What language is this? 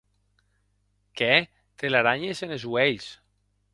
Occitan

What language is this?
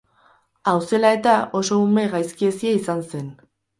Basque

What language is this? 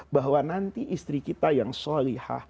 Indonesian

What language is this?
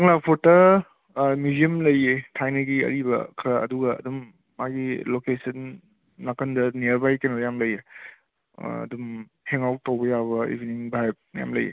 Manipuri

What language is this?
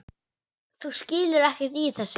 Icelandic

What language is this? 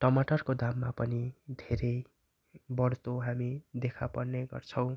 Nepali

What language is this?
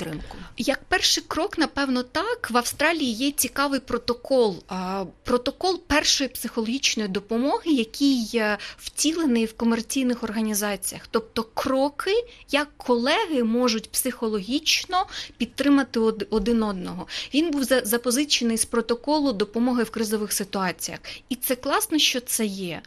Ukrainian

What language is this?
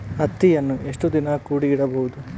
Kannada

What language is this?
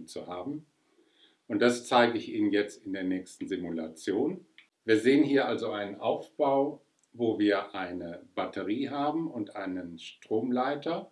German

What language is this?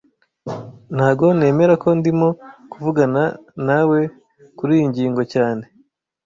Kinyarwanda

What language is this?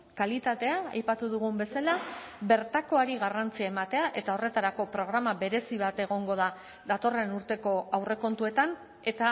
Basque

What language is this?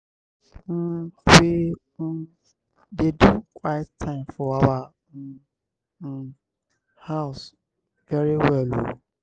Nigerian Pidgin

